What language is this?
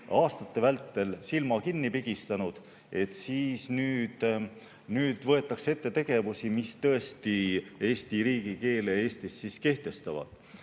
Estonian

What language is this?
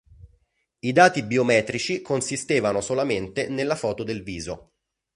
Italian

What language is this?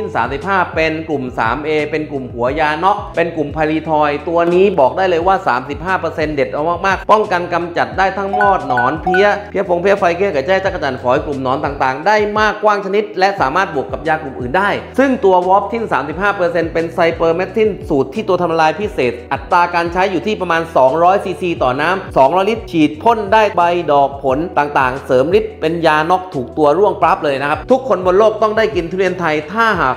Thai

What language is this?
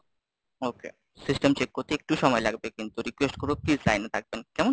Bangla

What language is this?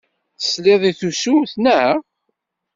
Kabyle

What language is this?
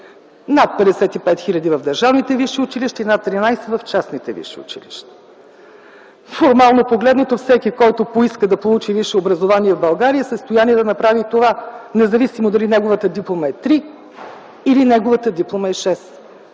Bulgarian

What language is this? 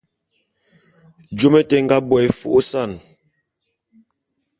Bulu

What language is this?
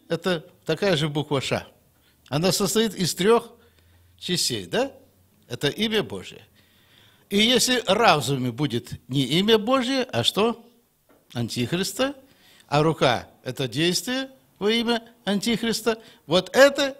Russian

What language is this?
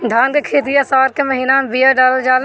Bhojpuri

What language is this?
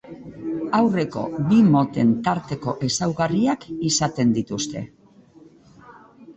Basque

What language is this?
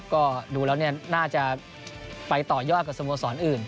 Thai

